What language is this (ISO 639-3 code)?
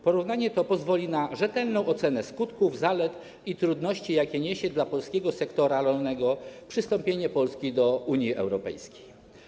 pol